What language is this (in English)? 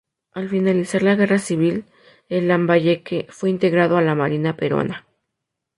Spanish